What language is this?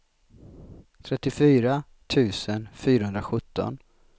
Swedish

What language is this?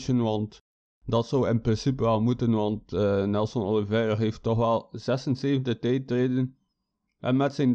Dutch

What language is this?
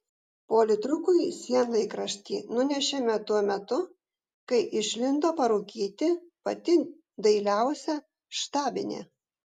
Lithuanian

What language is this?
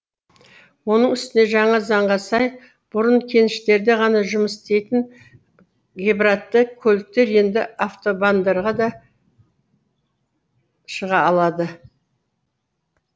Kazakh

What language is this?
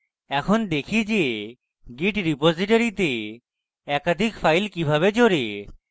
Bangla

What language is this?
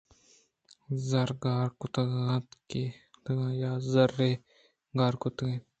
Eastern Balochi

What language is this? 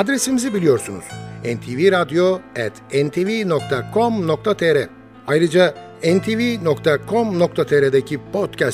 Turkish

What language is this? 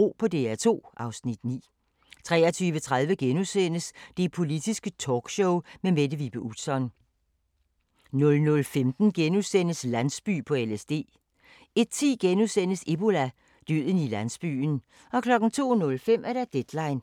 Danish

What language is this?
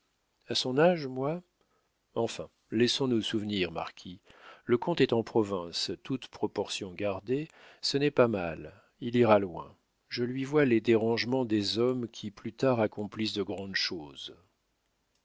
French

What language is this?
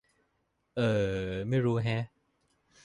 Thai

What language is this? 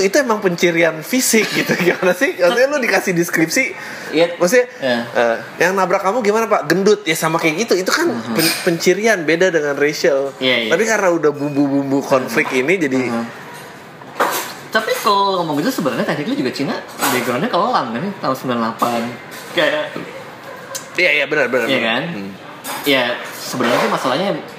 Indonesian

